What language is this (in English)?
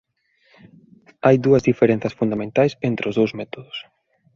Galician